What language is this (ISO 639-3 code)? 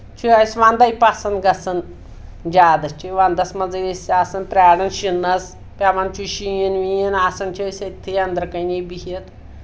kas